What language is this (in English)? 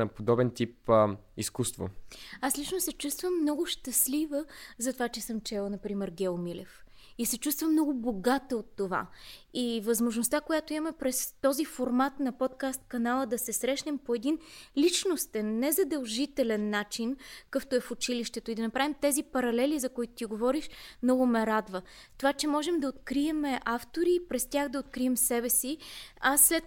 Bulgarian